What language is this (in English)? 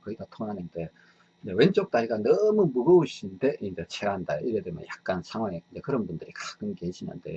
Korean